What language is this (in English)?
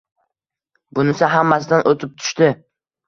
Uzbek